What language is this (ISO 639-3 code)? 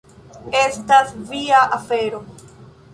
epo